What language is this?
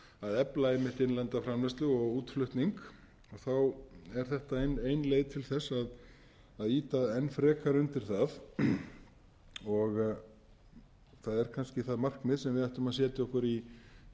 Icelandic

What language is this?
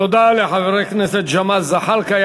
Hebrew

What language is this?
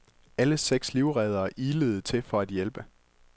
Danish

